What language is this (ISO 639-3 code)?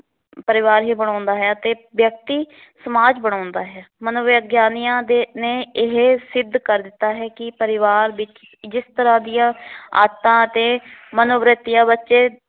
pan